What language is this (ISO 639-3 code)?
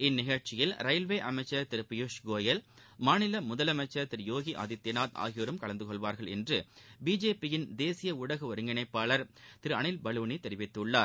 tam